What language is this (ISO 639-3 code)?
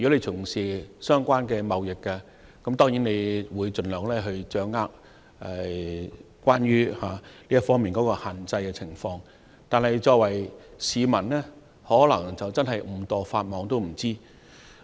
yue